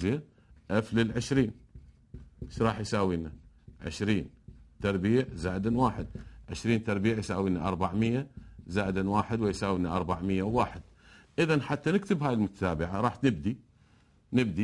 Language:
Arabic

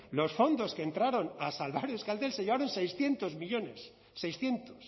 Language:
Spanish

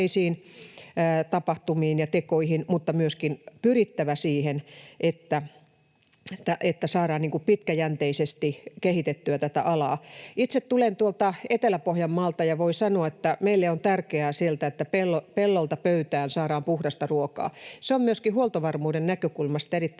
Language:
Finnish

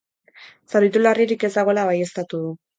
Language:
Basque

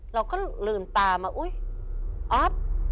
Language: Thai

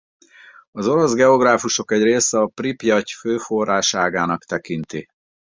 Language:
Hungarian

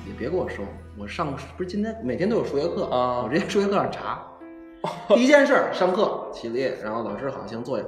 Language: Chinese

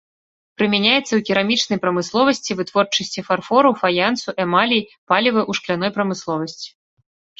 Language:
Belarusian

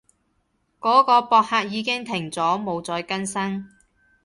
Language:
Cantonese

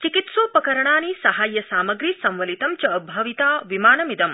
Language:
Sanskrit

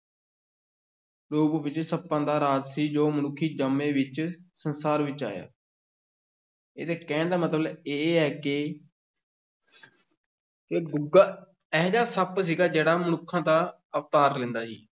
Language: Punjabi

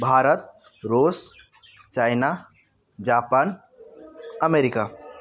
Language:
Odia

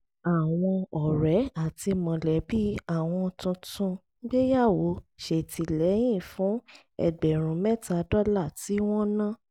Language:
Yoruba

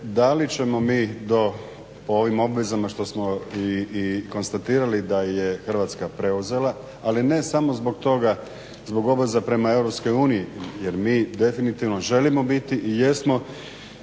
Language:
Croatian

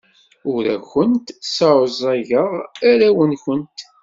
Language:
Kabyle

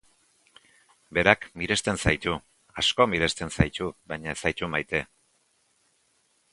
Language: Basque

